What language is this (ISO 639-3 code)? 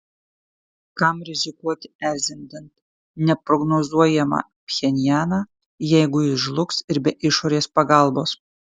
lit